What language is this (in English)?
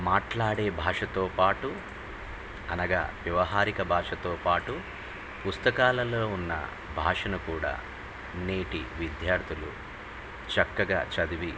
Telugu